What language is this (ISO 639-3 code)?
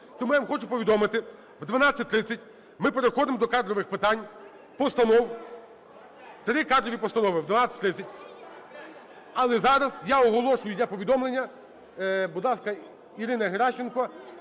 ukr